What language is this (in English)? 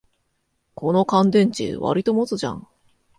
Japanese